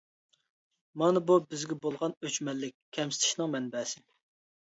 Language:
Uyghur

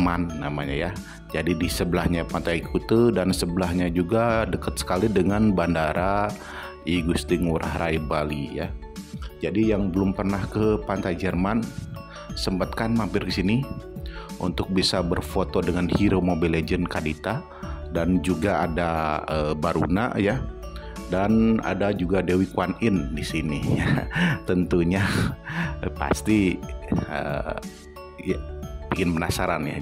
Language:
Indonesian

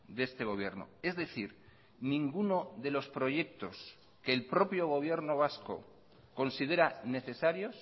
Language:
Spanish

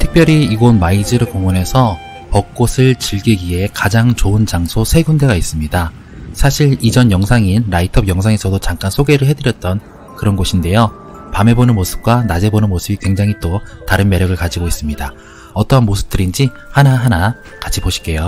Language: Korean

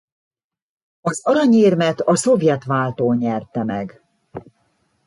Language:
Hungarian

